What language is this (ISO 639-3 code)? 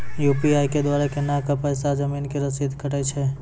mai